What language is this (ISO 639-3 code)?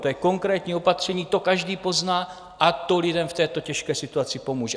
ces